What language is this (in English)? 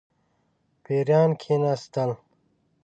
Pashto